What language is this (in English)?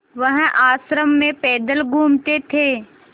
Hindi